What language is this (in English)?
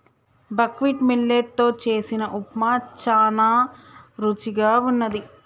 Telugu